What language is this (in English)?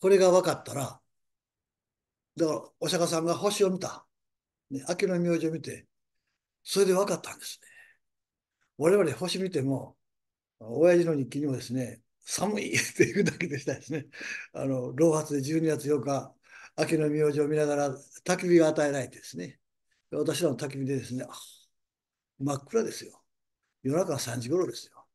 Japanese